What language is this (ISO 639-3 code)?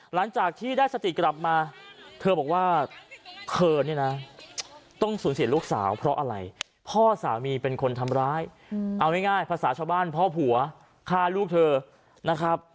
tha